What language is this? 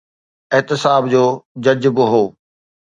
Sindhi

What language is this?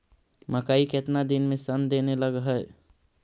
Magahi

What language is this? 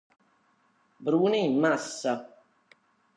Italian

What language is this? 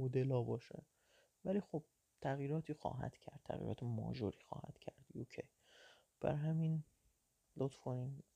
Persian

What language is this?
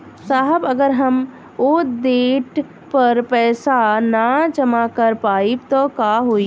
Bhojpuri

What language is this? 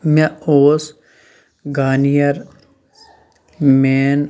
Kashmiri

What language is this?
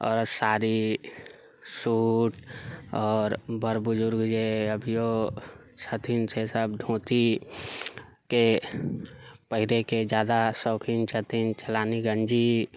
Maithili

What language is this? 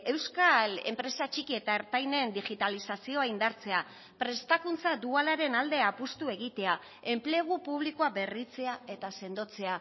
Basque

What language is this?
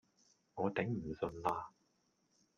Cantonese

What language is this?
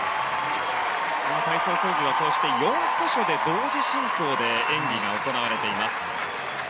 Japanese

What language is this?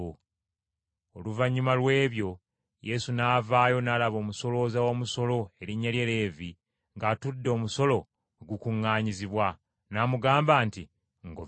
Ganda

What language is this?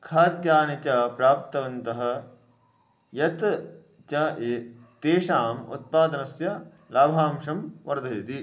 Sanskrit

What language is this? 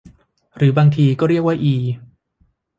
Thai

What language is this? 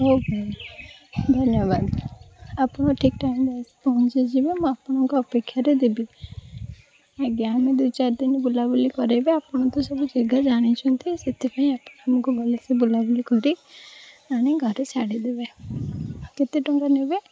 Odia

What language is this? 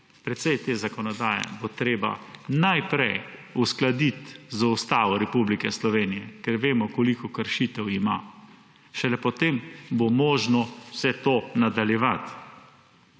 Slovenian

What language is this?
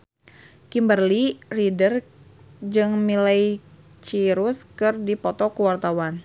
Sundanese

